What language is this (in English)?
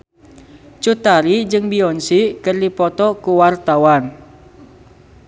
Sundanese